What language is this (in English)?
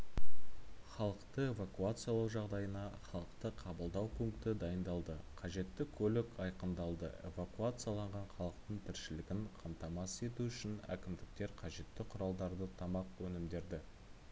Kazakh